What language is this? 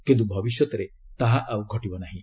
Odia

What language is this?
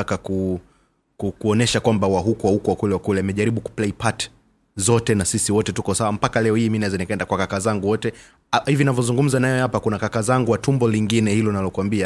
Swahili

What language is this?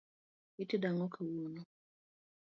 Luo (Kenya and Tanzania)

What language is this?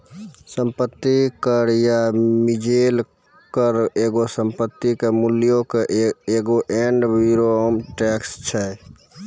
Maithili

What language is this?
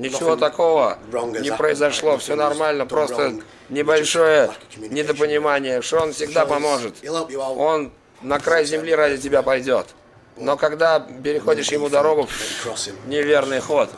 Russian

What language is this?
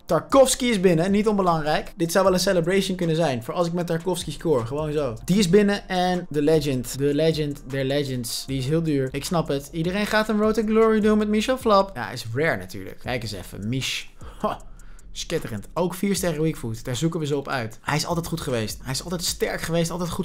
Dutch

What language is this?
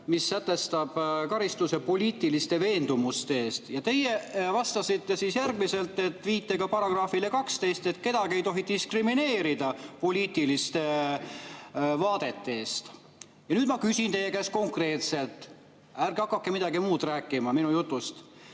Estonian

